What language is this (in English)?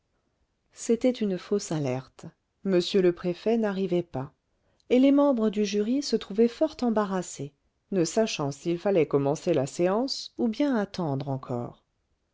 French